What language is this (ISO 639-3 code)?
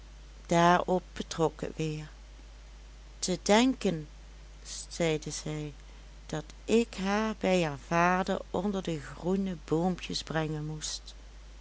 nld